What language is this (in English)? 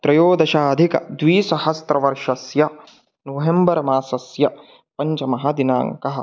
Sanskrit